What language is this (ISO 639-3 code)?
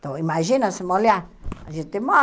por